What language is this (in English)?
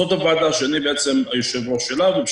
Hebrew